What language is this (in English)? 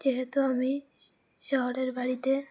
Bangla